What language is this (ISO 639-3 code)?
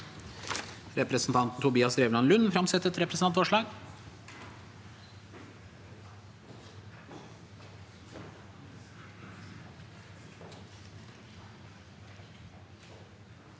nor